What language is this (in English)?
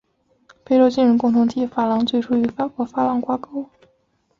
Chinese